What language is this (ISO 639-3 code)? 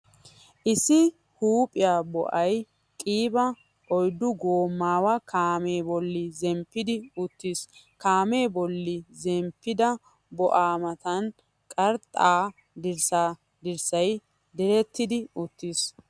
wal